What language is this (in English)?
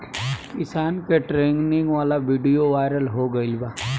Bhojpuri